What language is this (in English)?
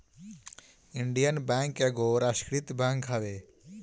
Bhojpuri